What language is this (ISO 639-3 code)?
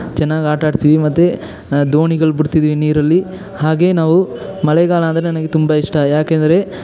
kan